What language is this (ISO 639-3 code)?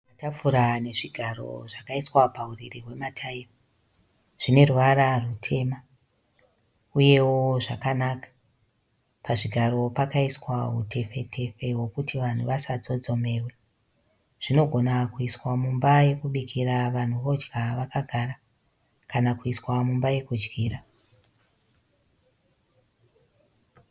sna